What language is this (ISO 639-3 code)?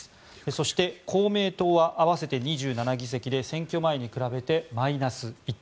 jpn